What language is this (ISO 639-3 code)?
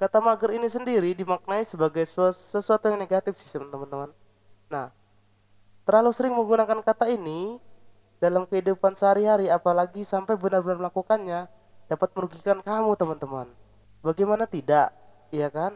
ind